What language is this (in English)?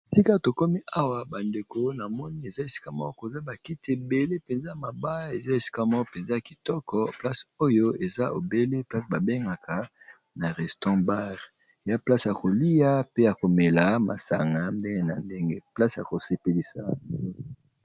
Lingala